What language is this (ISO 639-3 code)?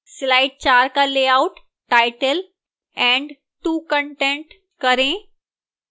hin